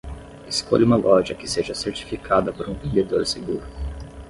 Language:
Portuguese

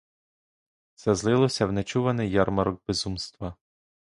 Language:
Ukrainian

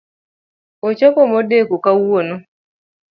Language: Luo (Kenya and Tanzania)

